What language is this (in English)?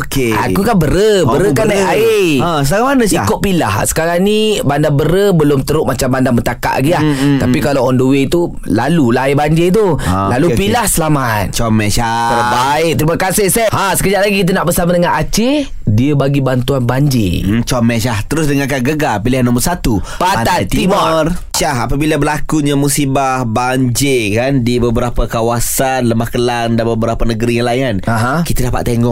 Malay